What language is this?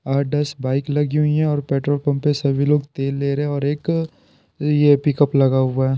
Hindi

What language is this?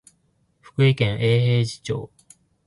Japanese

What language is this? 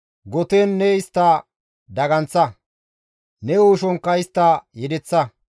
Gamo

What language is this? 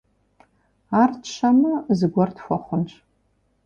Kabardian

